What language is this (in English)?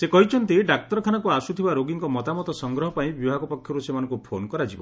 Odia